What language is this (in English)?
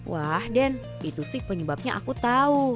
Indonesian